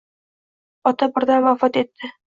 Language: Uzbek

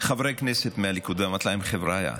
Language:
Hebrew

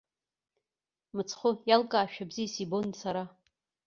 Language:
Abkhazian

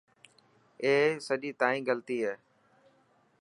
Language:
Dhatki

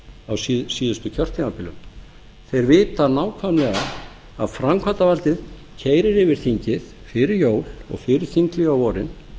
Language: Icelandic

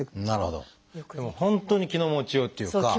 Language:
Japanese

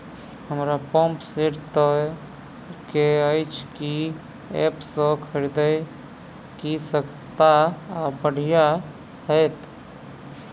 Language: Maithili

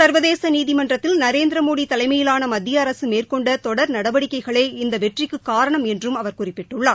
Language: Tamil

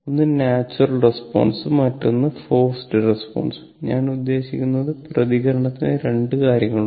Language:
Malayalam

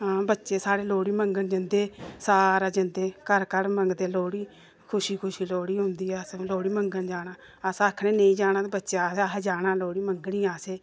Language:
Dogri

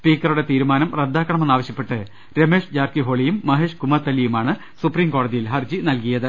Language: Malayalam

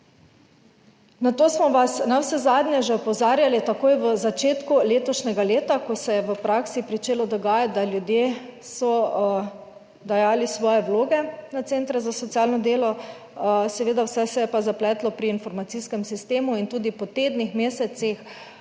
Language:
Slovenian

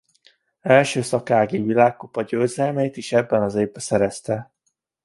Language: Hungarian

